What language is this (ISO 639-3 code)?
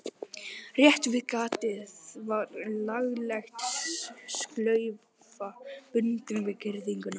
isl